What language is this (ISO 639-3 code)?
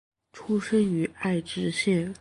zho